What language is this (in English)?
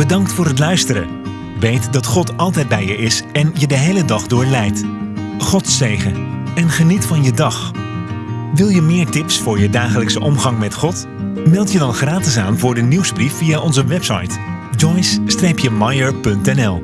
Dutch